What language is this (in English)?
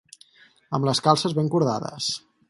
Catalan